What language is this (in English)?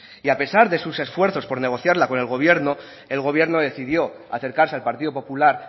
Spanish